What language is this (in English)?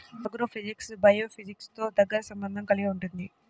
Telugu